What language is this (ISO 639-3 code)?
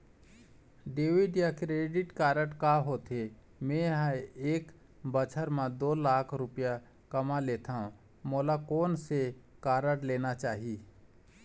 hne